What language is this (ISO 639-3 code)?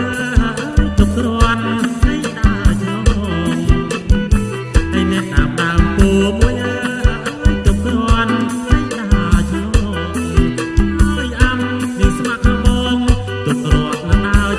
spa